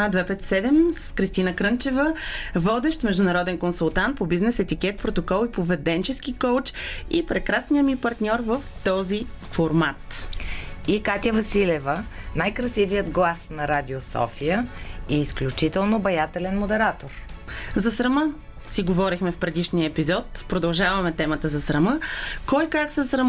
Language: Bulgarian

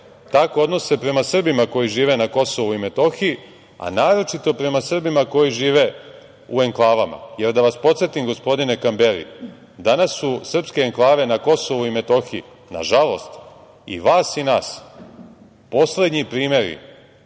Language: Serbian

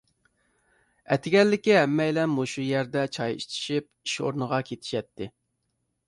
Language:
Uyghur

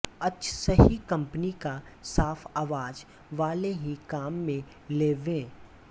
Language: Hindi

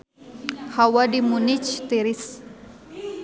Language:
Sundanese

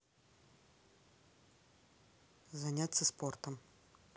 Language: Russian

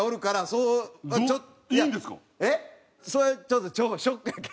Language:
Japanese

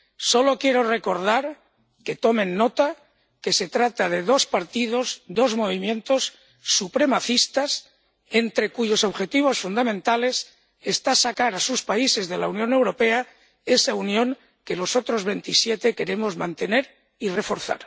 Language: Spanish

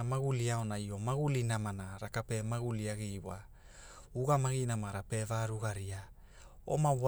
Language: Hula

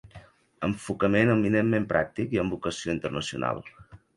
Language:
Catalan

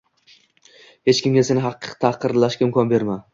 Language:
Uzbek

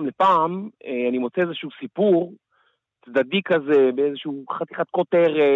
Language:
Hebrew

